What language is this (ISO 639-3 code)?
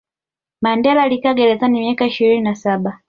swa